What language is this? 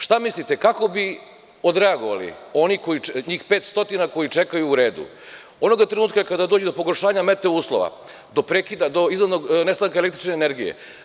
Serbian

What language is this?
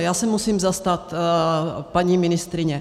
Czech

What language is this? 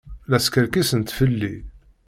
Kabyle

